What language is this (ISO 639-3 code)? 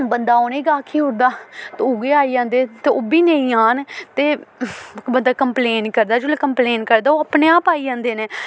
doi